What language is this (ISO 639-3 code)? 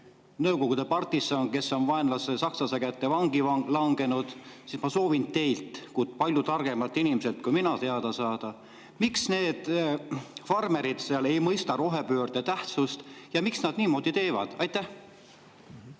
est